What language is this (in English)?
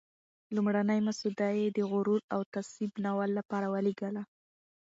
Pashto